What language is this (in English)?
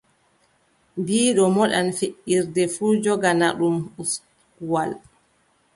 Adamawa Fulfulde